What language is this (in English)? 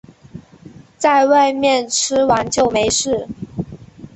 Chinese